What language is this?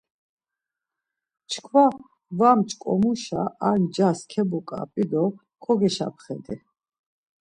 Laz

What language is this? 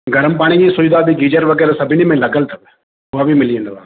Sindhi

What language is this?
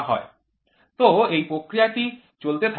Bangla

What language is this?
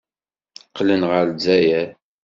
Kabyle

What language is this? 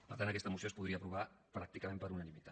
Catalan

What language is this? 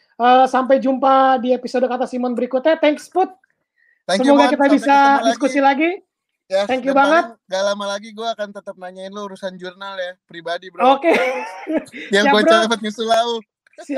Indonesian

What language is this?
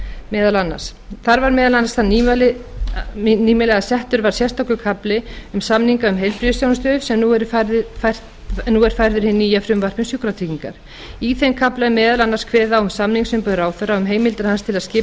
Icelandic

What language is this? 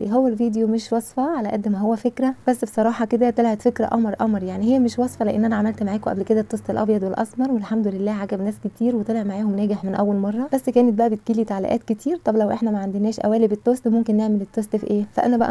Arabic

